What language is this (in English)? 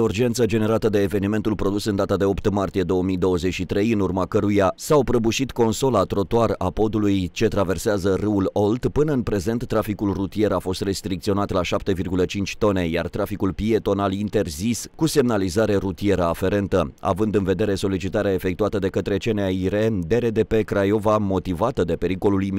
Romanian